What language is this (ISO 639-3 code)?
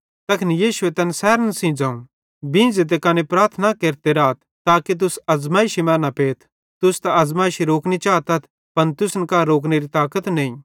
bhd